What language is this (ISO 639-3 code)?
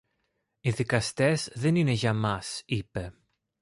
ell